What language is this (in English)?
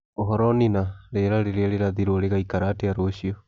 Kikuyu